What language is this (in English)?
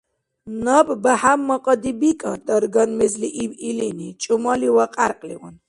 Dargwa